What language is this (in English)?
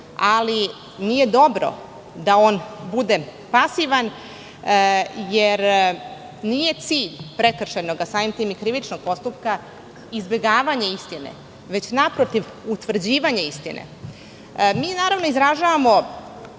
Serbian